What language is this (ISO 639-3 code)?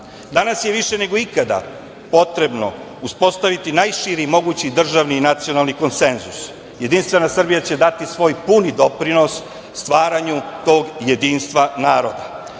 srp